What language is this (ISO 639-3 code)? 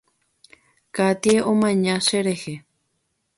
grn